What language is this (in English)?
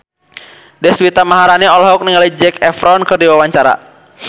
Sundanese